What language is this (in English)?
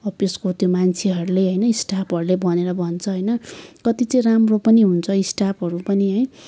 Nepali